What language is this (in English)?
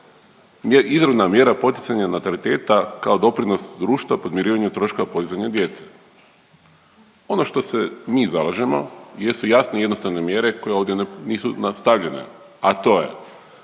Croatian